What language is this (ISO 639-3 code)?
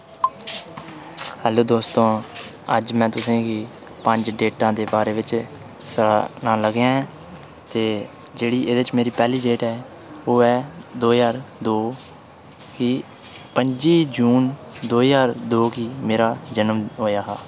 doi